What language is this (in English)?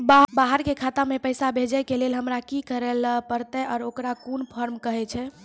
Maithili